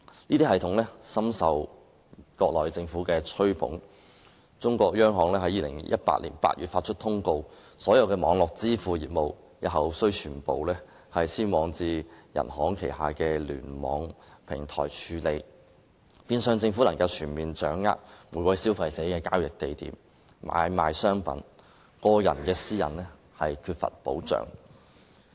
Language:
Cantonese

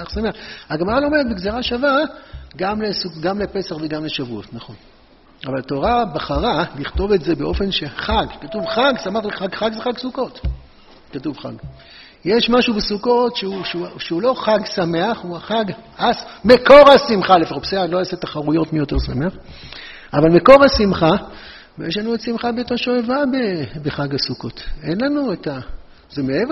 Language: Hebrew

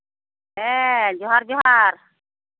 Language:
Santali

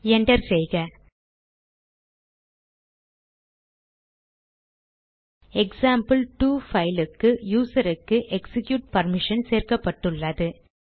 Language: Tamil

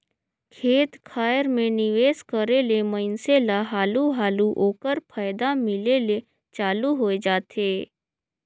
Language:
Chhattisgarhi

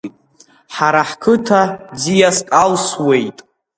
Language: Abkhazian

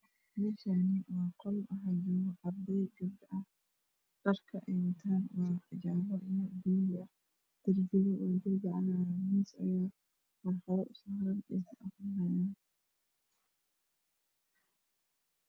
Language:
Somali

